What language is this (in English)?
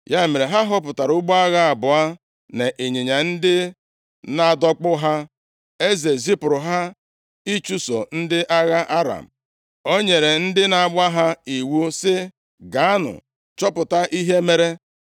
Igbo